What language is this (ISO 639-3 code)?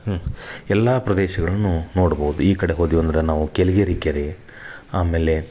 kan